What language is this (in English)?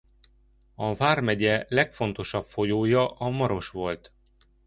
Hungarian